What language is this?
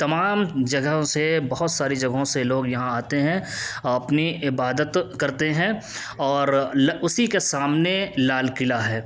Urdu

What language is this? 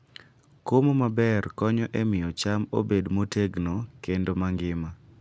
Luo (Kenya and Tanzania)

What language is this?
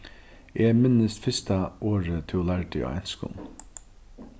Faroese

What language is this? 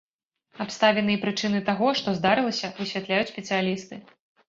Belarusian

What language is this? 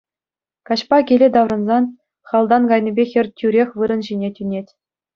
Chuvash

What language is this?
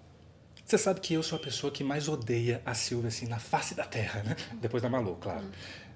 Portuguese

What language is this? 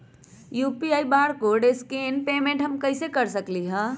Magahi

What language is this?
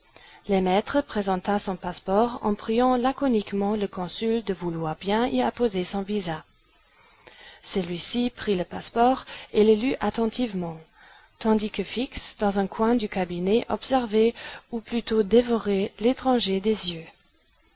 French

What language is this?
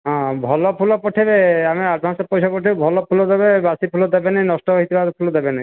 Odia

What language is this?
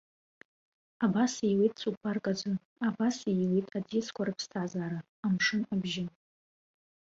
Abkhazian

